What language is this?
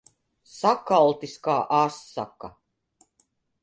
Latvian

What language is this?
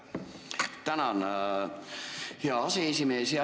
Estonian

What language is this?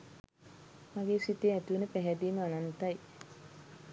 Sinhala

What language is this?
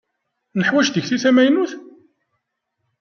Kabyle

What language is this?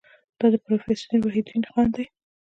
Pashto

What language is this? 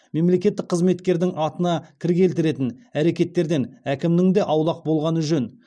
Kazakh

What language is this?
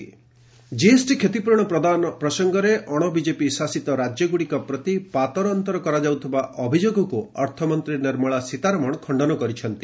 Odia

